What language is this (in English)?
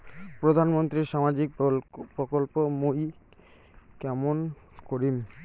Bangla